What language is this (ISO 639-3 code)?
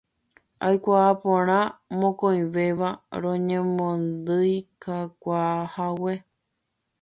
grn